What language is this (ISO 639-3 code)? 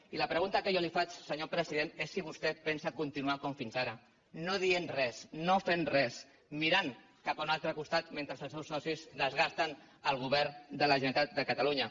cat